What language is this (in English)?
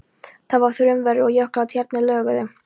Icelandic